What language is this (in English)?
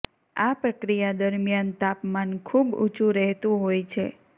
Gujarati